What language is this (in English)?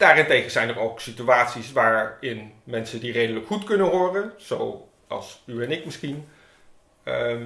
Dutch